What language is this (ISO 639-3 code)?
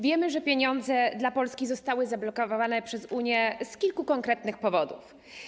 pol